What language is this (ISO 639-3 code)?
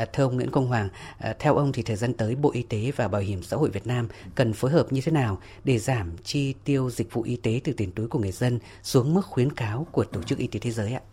vie